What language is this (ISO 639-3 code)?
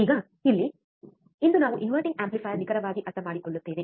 kan